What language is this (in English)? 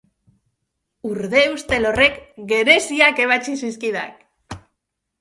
Basque